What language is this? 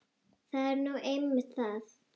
Icelandic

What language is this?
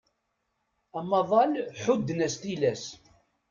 Kabyle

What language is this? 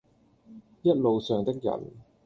Cantonese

